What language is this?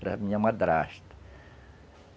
Portuguese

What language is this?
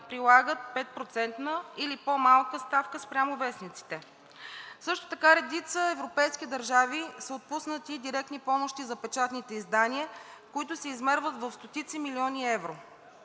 Bulgarian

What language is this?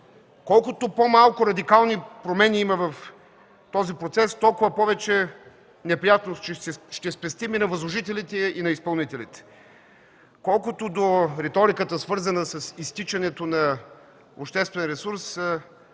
Bulgarian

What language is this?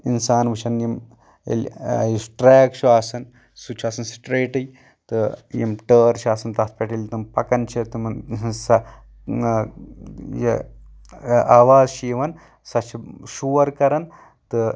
Kashmiri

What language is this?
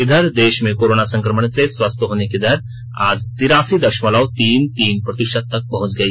Hindi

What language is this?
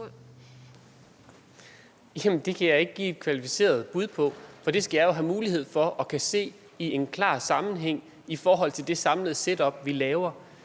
Danish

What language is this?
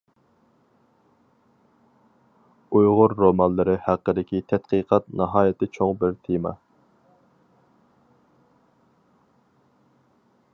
Uyghur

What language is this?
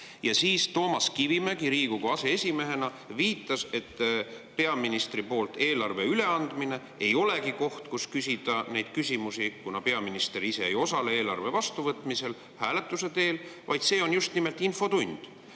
Estonian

